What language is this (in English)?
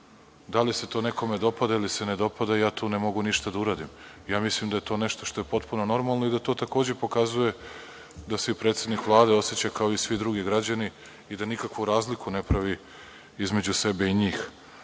Serbian